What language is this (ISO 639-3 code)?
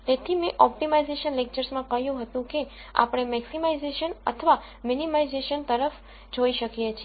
guj